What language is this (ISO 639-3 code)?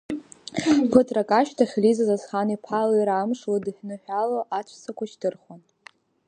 abk